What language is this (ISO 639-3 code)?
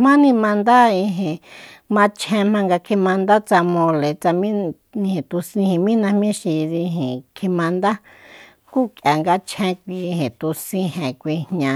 vmp